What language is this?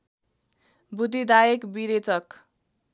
Nepali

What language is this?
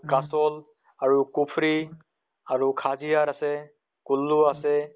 Assamese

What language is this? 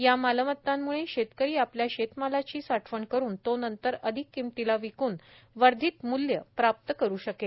Marathi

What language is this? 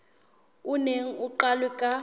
Southern Sotho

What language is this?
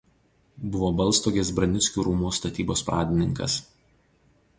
Lithuanian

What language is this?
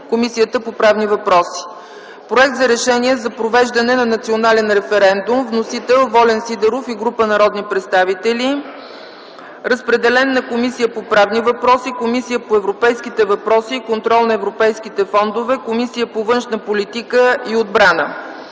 Bulgarian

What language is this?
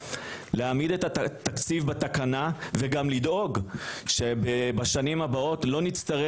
Hebrew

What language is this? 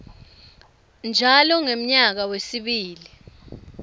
Swati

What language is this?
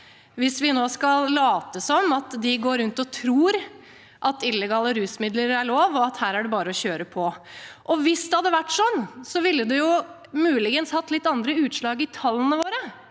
Norwegian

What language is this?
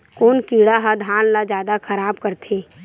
Chhattisgarhi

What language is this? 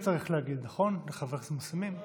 Hebrew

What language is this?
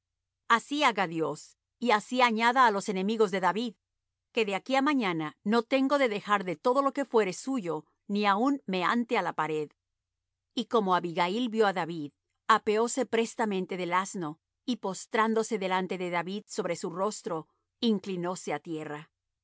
Spanish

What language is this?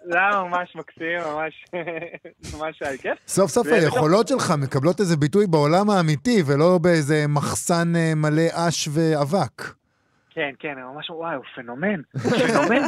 Hebrew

